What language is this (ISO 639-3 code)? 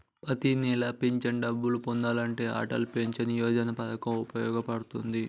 tel